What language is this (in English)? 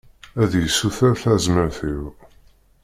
Kabyle